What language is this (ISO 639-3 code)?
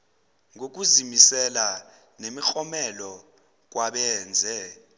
zul